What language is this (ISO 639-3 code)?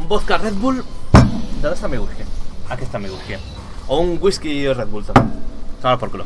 spa